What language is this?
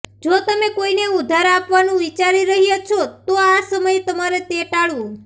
Gujarati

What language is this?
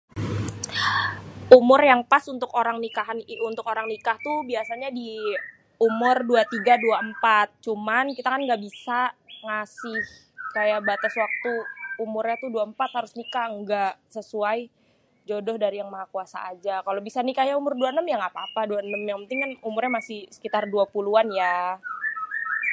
Betawi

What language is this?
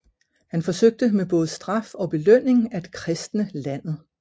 Danish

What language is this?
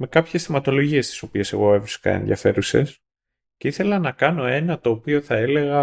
Greek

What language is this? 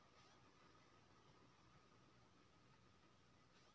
Maithili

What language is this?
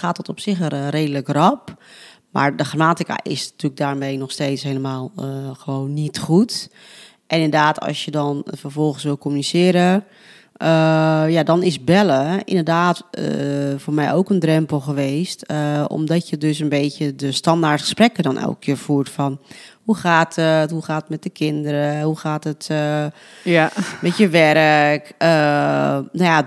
Dutch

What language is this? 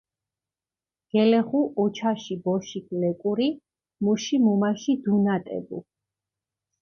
Mingrelian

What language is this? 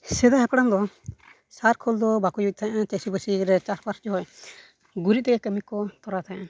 Santali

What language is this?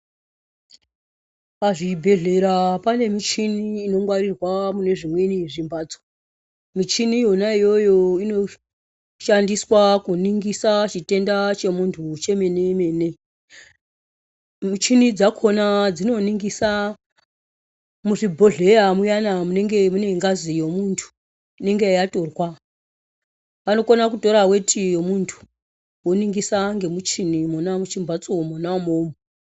Ndau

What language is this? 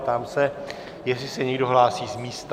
Czech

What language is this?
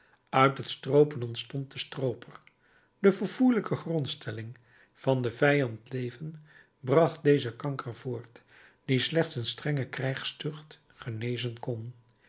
Dutch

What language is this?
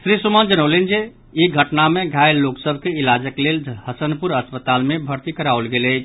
Maithili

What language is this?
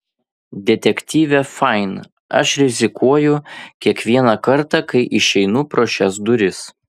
Lithuanian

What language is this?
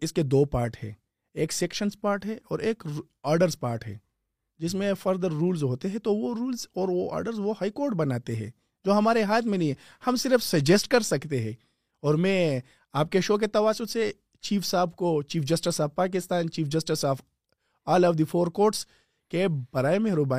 Urdu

